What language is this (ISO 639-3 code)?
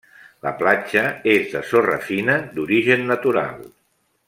cat